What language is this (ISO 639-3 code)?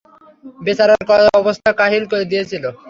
ben